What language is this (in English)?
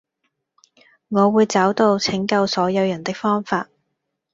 Cantonese